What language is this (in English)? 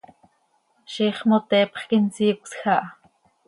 Seri